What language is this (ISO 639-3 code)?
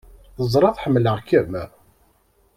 kab